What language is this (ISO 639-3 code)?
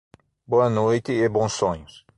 por